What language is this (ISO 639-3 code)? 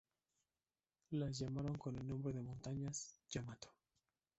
spa